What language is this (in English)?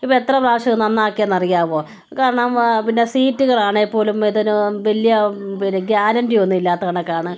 Malayalam